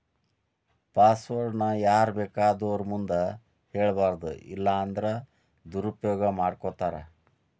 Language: Kannada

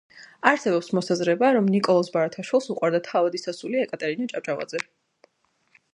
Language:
Georgian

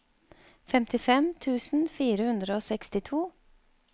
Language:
Norwegian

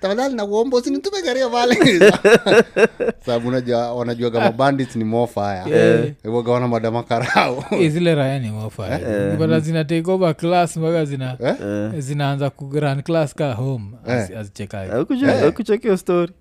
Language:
Swahili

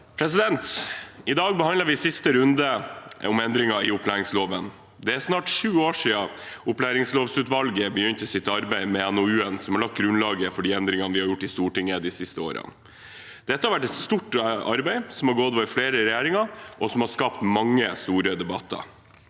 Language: Norwegian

